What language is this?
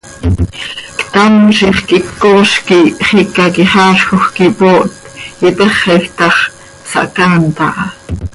Seri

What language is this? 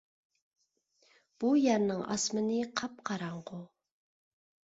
Uyghur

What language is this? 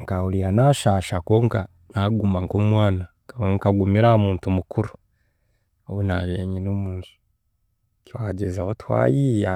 Chiga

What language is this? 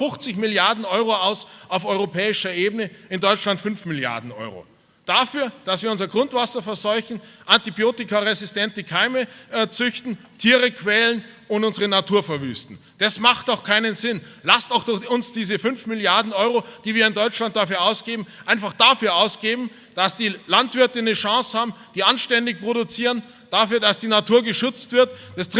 German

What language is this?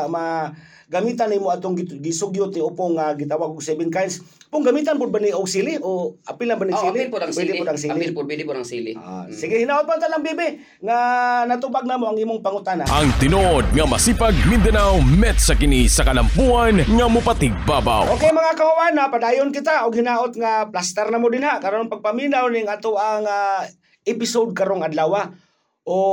Filipino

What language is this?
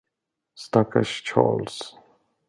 Swedish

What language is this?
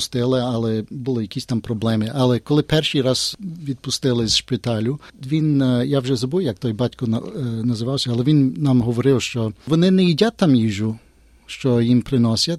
Ukrainian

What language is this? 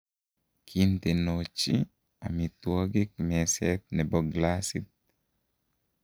Kalenjin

